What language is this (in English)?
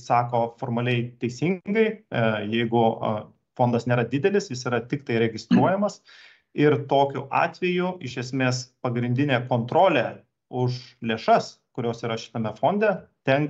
Lithuanian